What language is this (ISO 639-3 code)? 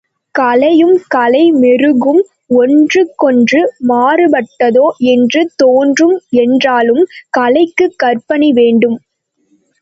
tam